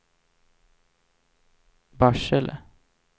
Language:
Swedish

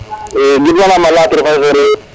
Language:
Serer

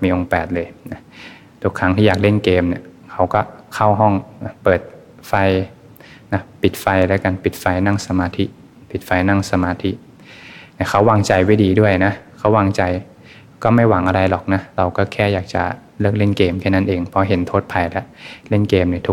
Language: Thai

